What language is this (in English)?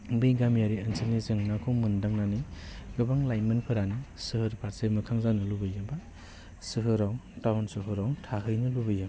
Bodo